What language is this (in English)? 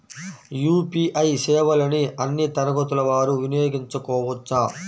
Telugu